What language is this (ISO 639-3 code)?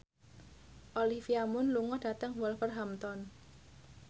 jav